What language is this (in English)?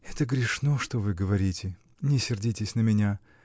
Russian